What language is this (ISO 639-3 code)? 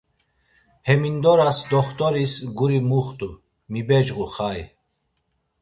lzz